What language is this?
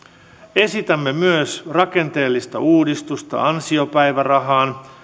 Finnish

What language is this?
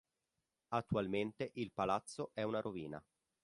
Italian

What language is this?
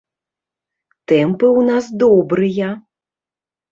Belarusian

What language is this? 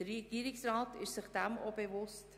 Swiss German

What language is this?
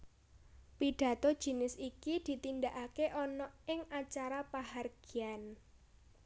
Javanese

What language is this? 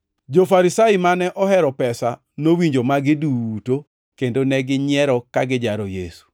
Luo (Kenya and Tanzania)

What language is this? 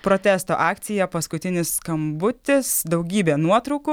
Lithuanian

